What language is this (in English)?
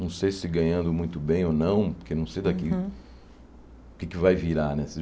Portuguese